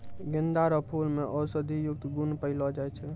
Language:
Maithili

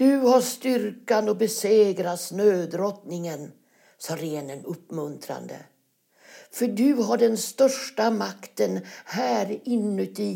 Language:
Swedish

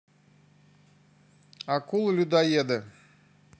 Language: Russian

